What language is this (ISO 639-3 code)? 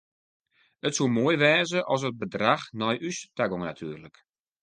fry